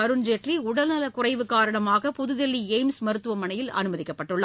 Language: Tamil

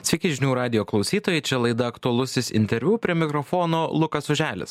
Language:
Lithuanian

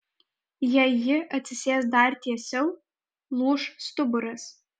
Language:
Lithuanian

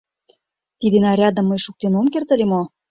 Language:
Mari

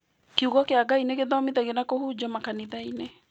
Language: Kikuyu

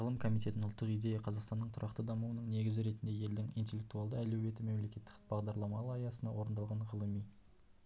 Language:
Kazakh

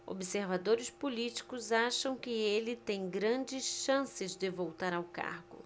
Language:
Portuguese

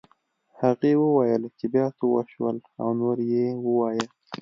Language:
Pashto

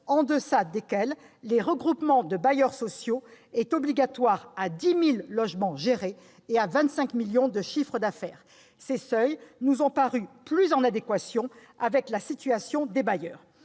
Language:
French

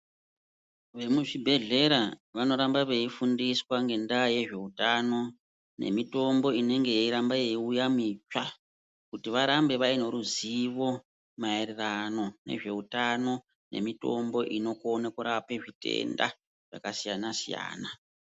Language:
Ndau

